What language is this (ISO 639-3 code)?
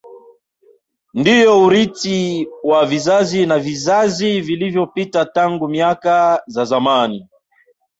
swa